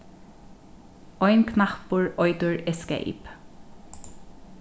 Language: Faroese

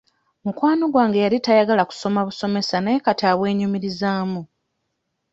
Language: Ganda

